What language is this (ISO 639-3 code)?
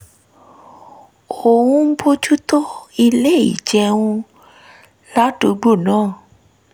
yor